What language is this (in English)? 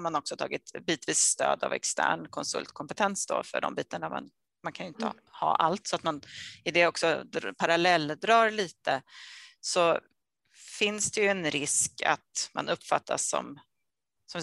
Swedish